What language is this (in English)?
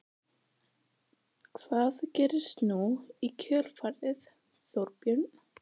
Icelandic